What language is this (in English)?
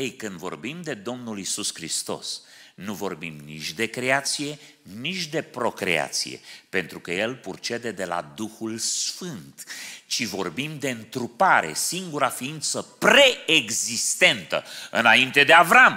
Romanian